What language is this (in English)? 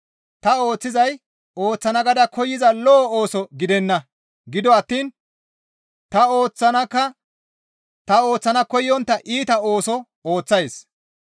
Gamo